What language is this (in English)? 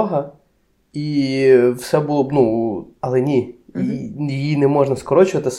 Ukrainian